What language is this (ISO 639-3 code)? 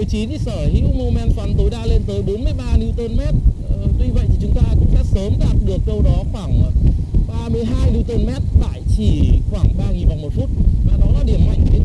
vie